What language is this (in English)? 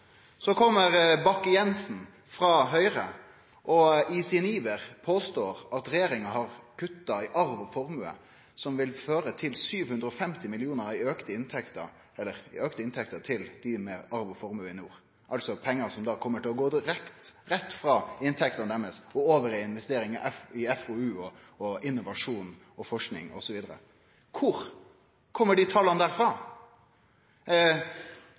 Norwegian Nynorsk